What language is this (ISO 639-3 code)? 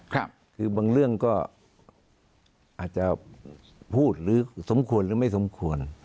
tha